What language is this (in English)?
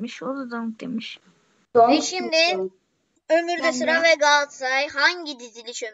Turkish